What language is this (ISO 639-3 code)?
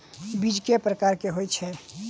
mai